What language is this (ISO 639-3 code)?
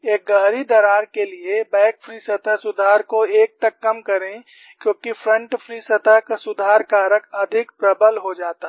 hin